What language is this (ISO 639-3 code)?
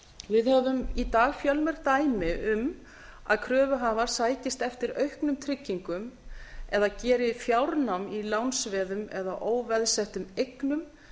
isl